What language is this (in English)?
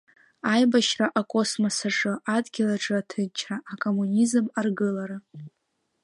Abkhazian